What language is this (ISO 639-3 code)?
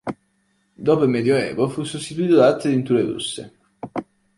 ita